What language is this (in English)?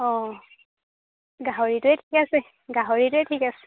Assamese